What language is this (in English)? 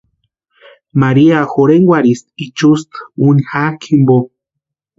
Western Highland Purepecha